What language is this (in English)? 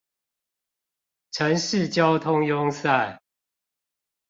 Chinese